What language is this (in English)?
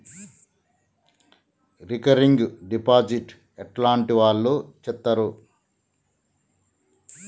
Telugu